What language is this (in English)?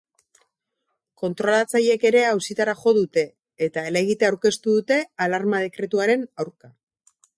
Basque